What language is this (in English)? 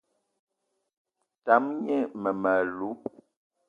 Eton (Cameroon)